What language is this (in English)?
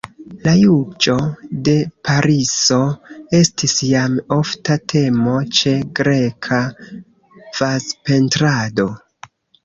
Esperanto